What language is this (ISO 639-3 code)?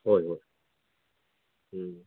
mni